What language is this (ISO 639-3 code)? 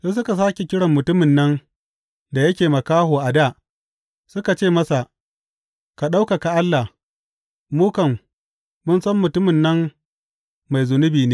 hau